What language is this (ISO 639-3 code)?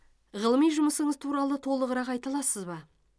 kaz